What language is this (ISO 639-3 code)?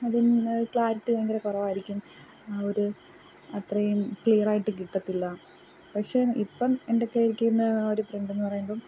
mal